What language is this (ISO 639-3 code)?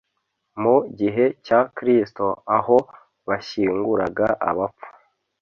kin